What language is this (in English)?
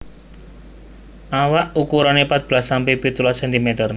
Javanese